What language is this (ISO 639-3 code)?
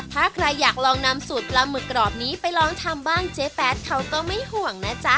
tha